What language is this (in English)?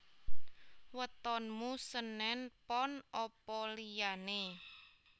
Javanese